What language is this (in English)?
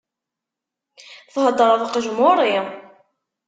Kabyle